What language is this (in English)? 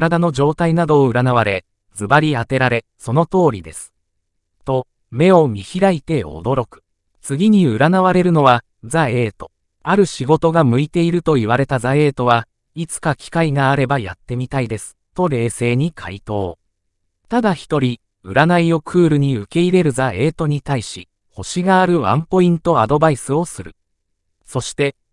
Japanese